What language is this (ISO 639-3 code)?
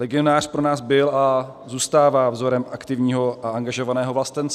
ces